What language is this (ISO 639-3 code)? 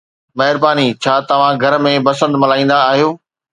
snd